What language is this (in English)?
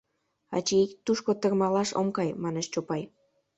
Mari